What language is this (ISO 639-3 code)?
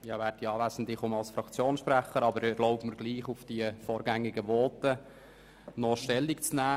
gsw